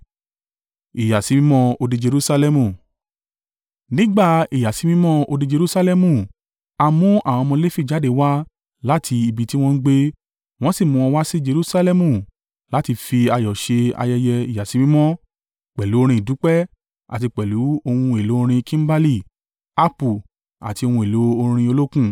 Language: Yoruba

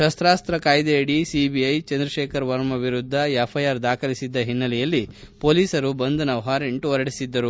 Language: Kannada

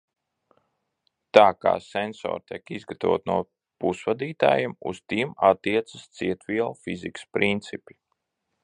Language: Latvian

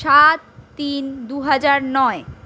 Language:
Bangla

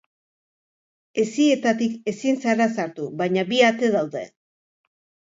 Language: Basque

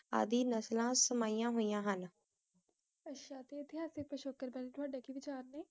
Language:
Punjabi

